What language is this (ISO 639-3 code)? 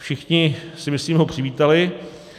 ces